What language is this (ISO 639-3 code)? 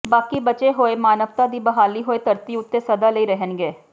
pan